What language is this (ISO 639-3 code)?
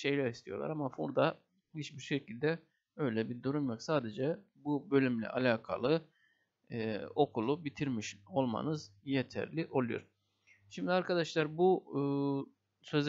tur